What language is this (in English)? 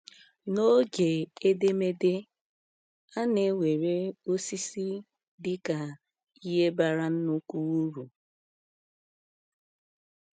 Igbo